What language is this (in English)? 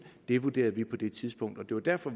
Danish